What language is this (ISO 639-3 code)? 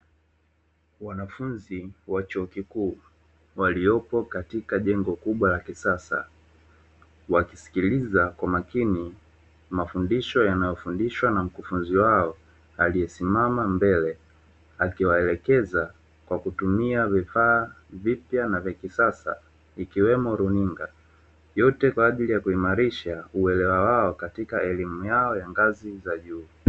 swa